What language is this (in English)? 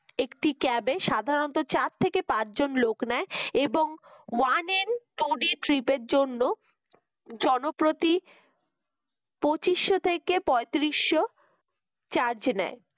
Bangla